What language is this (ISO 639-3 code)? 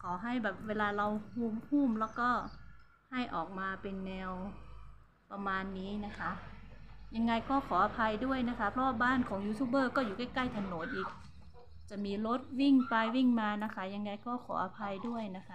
tha